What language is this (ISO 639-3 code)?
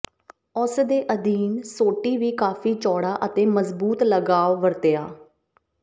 pan